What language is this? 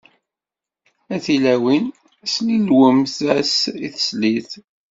Kabyle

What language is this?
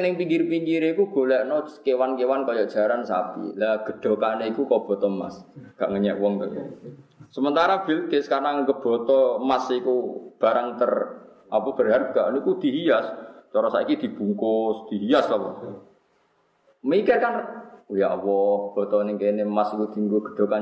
Indonesian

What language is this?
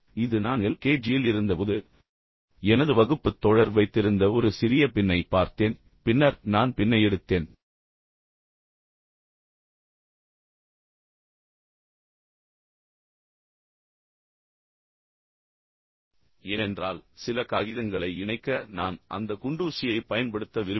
Tamil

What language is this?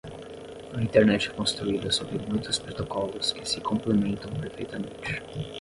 Portuguese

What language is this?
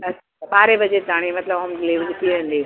Sindhi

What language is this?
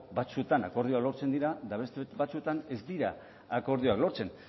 Basque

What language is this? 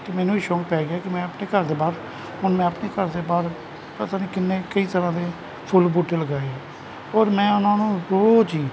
Punjabi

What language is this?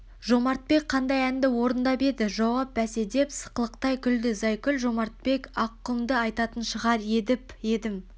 Kazakh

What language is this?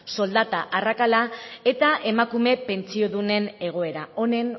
Basque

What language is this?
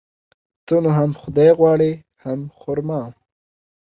Pashto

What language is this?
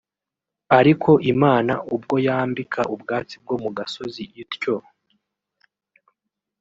Kinyarwanda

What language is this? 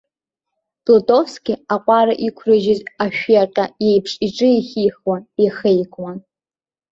Abkhazian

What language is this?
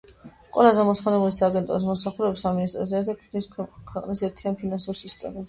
Georgian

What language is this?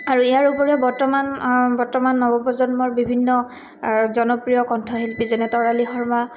Assamese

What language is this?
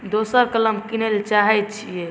Maithili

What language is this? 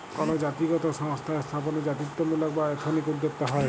Bangla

